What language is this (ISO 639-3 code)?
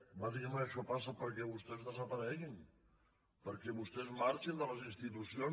cat